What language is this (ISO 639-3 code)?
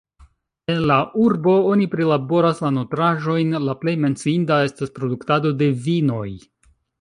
epo